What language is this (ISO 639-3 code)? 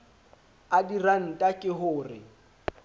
sot